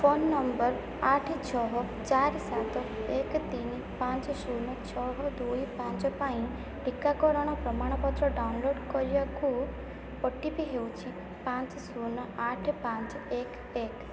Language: Odia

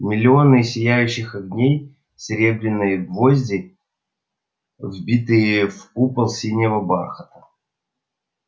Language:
Russian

